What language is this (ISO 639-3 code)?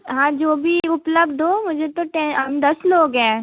hin